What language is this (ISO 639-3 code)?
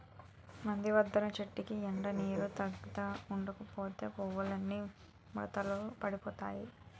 tel